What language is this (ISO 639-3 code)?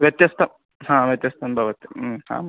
san